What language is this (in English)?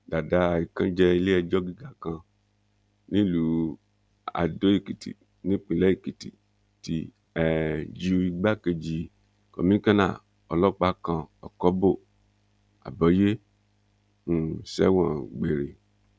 Yoruba